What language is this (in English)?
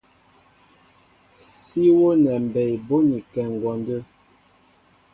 Mbo (Cameroon)